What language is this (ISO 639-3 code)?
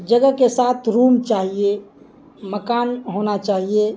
urd